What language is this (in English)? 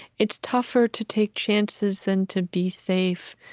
English